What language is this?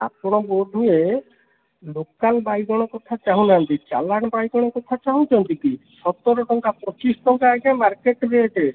Odia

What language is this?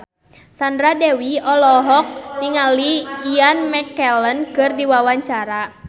Sundanese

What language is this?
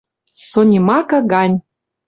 Western Mari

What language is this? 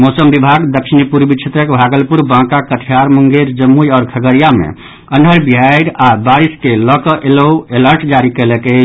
Maithili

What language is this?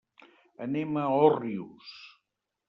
Catalan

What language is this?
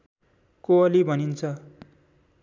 Nepali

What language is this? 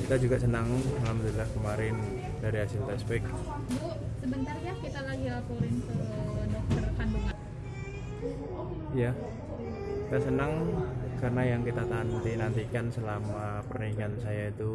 Indonesian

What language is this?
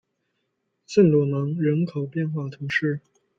Chinese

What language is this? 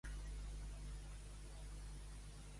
Catalan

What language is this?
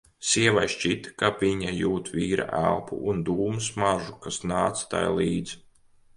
Latvian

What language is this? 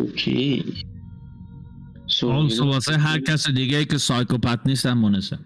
Persian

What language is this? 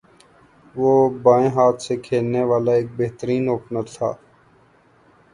Urdu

